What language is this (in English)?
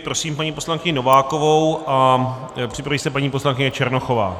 Czech